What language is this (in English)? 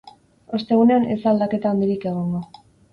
Basque